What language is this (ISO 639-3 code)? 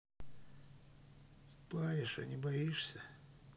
rus